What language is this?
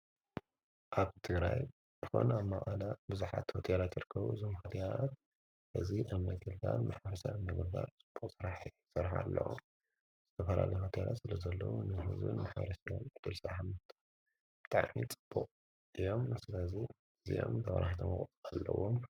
Tigrinya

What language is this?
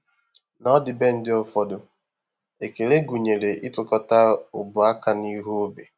Igbo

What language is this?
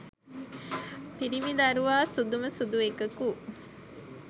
Sinhala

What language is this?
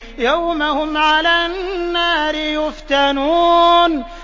Arabic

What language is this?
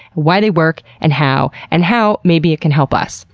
English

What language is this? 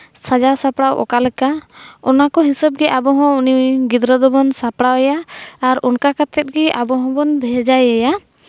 Santali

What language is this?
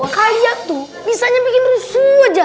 Indonesian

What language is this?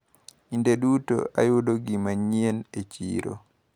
Luo (Kenya and Tanzania)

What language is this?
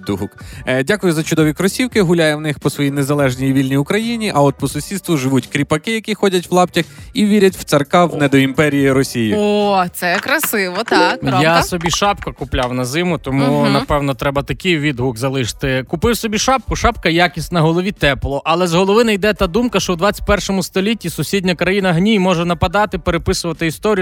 Ukrainian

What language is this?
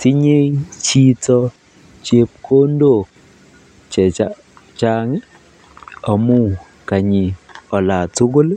Kalenjin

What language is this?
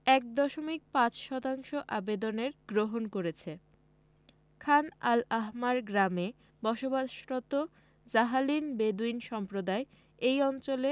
Bangla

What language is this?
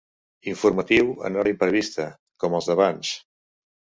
Catalan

